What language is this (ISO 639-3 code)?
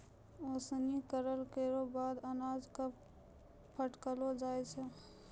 mai